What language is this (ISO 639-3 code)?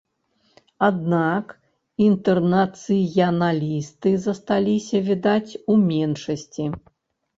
bel